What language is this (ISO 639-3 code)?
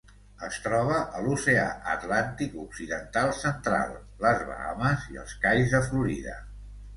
cat